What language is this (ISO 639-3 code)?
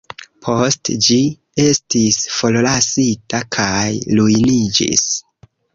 epo